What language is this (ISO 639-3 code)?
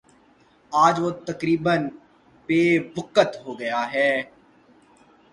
urd